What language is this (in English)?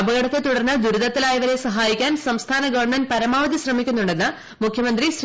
Malayalam